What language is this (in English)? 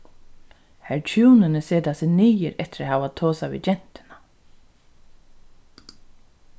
Faroese